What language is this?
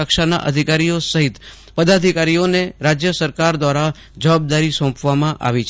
Gujarati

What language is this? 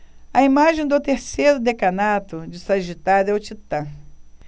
Portuguese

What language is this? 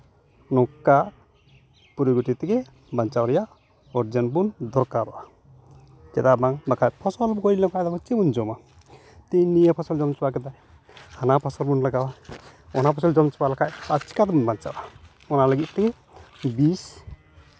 Santali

